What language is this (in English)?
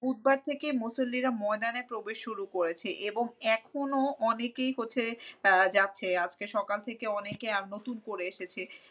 Bangla